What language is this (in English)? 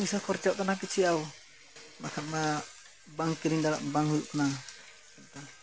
Santali